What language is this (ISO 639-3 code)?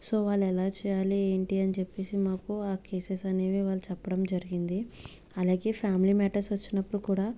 tel